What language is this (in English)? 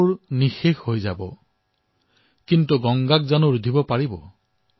Assamese